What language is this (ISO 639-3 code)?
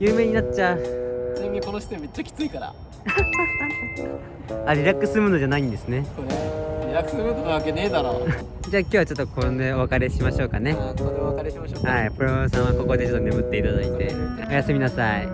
jpn